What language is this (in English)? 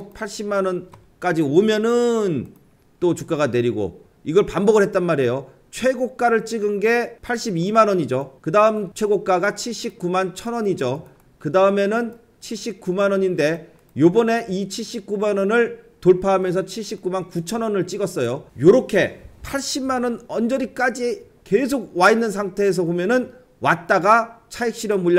Korean